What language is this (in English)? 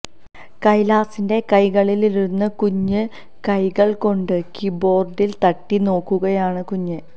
Malayalam